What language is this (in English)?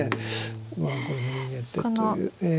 Japanese